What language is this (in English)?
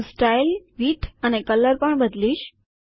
Gujarati